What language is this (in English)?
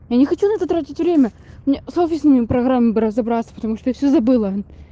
Russian